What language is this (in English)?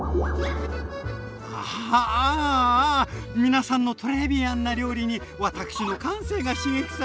Japanese